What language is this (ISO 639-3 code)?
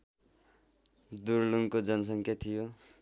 nep